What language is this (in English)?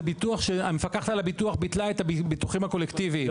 Hebrew